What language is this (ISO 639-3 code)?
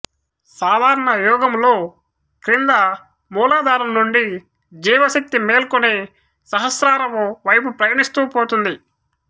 tel